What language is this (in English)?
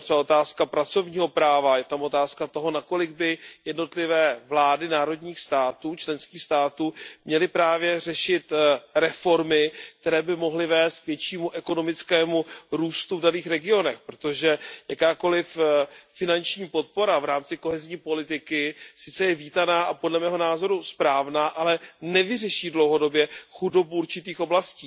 Czech